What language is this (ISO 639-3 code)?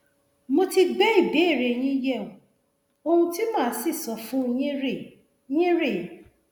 yor